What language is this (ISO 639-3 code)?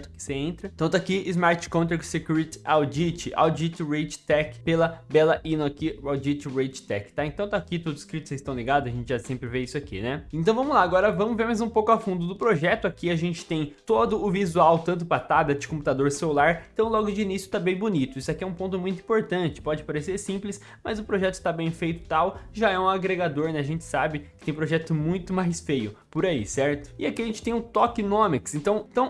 por